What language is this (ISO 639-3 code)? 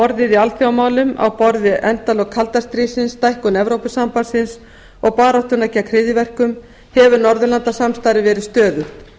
isl